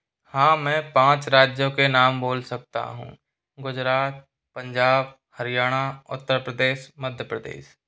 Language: Hindi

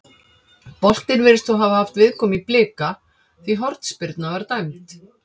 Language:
Icelandic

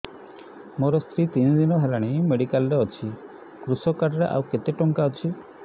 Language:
Odia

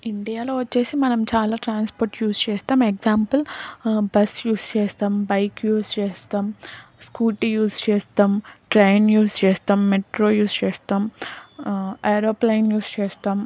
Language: Telugu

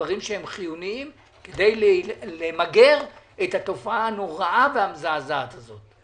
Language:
Hebrew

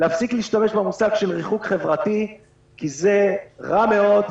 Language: Hebrew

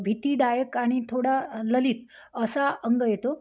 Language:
Marathi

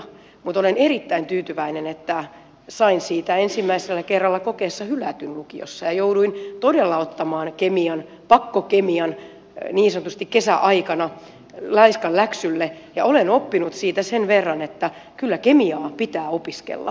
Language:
Finnish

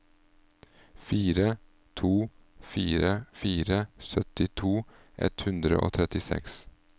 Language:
Norwegian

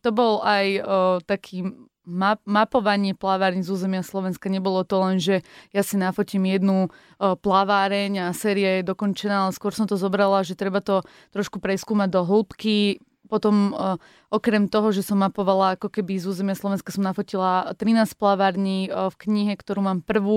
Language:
Slovak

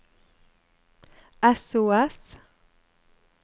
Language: Norwegian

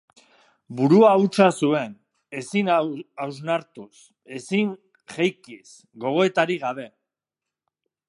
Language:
Basque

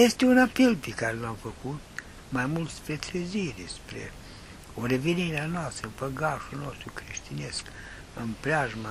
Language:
Romanian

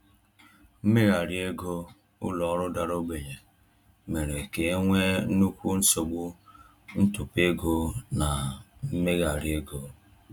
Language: Igbo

